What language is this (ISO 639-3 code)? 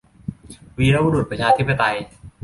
tha